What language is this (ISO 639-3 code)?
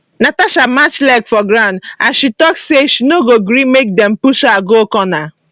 pcm